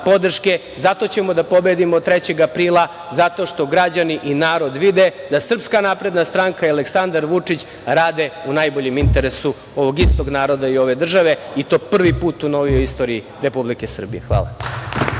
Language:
Serbian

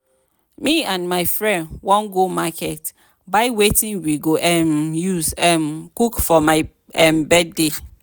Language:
Nigerian Pidgin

